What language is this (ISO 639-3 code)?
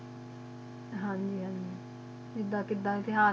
pan